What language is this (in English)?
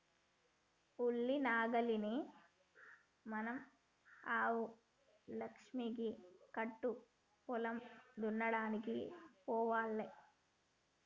Telugu